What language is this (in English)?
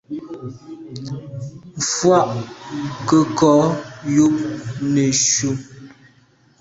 Medumba